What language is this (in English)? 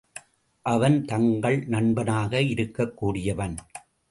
Tamil